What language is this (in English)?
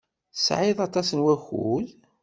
Kabyle